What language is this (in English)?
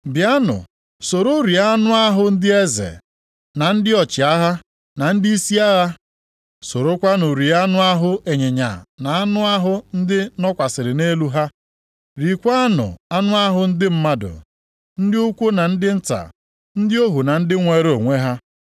Igbo